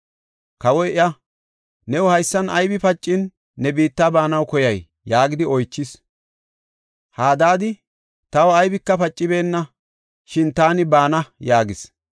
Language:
Gofa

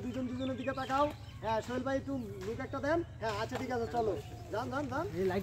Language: Romanian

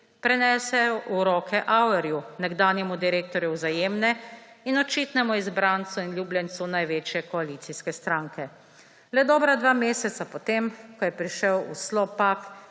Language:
Slovenian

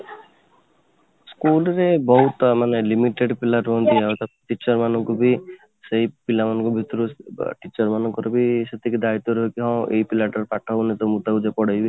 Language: Odia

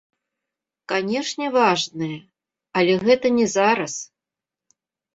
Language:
Belarusian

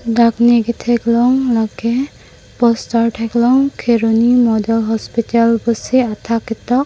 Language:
Karbi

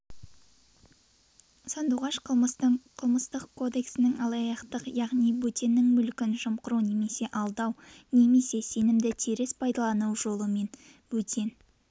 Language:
Kazakh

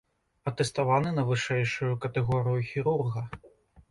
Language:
Belarusian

